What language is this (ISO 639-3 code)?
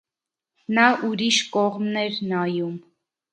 hye